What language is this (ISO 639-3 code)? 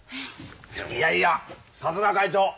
jpn